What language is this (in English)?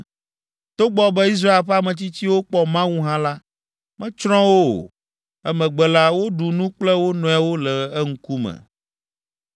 Ewe